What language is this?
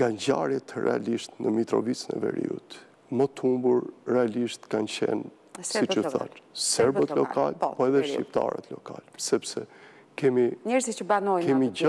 Romanian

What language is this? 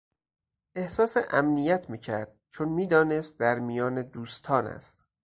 Persian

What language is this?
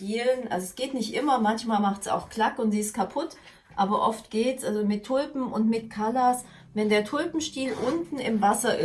German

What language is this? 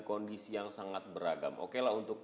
Indonesian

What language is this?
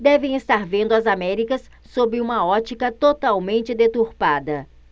Portuguese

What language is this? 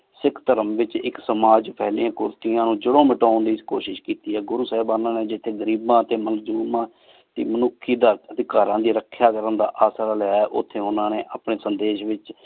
Punjabi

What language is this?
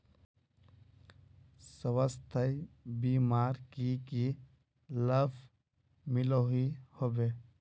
Magahi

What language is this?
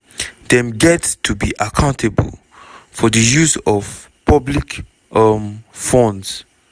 Nigerian Pidgin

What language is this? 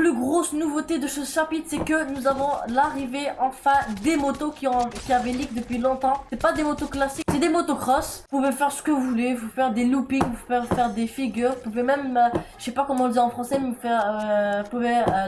French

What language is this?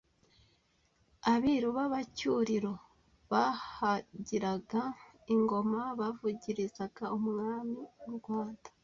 Kinyarwanda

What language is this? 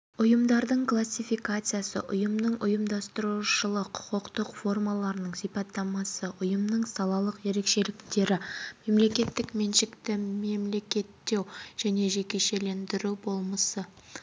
Kazakh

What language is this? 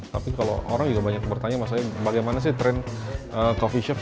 Indonesian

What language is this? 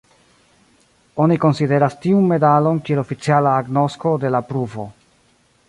Esperanto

